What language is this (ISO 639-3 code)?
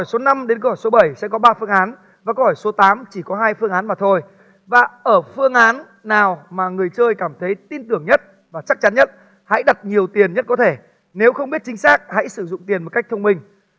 vie